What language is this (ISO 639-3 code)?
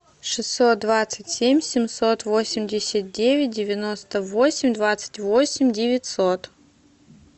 rus